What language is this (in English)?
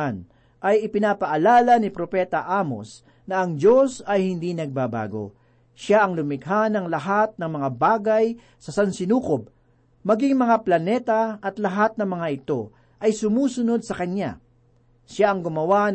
Filipino